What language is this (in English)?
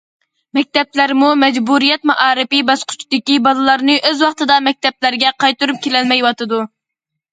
Uyghur